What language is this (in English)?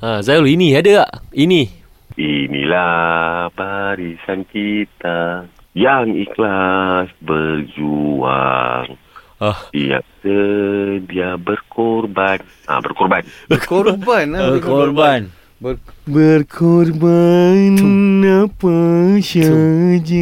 Malay